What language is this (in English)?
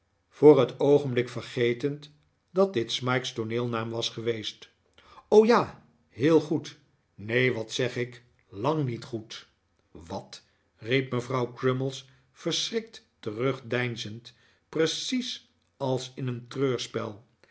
Dutch